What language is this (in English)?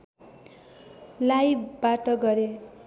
Nepali